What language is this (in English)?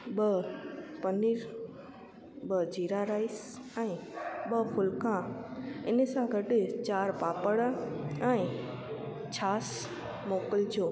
Sindhi